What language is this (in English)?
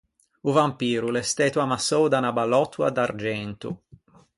Ligurian